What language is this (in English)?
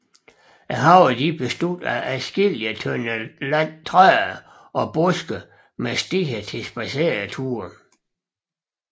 Danish